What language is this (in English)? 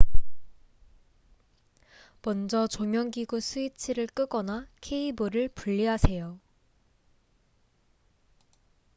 Korean